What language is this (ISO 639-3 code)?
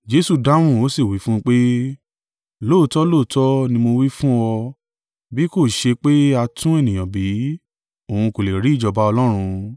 yor